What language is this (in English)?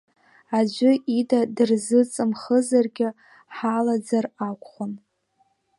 Abkhazian